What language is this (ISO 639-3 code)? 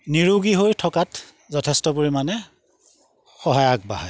asm